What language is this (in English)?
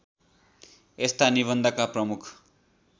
Nepali